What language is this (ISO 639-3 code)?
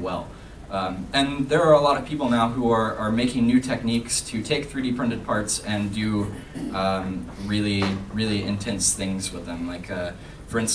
eng